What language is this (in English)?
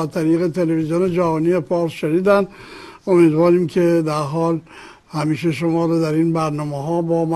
Persian